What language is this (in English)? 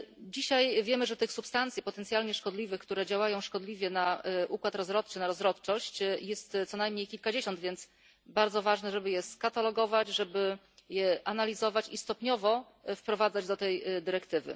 Polish